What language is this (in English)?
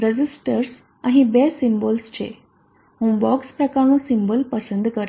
Gujarati